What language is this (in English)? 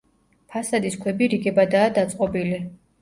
Georgian